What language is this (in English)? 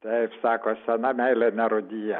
Lithuanian